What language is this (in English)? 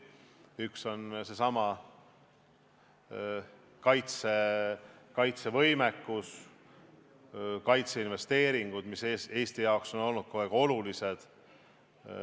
Estonian